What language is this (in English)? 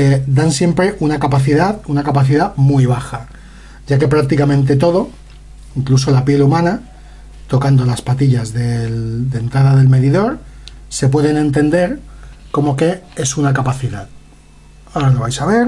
Spanish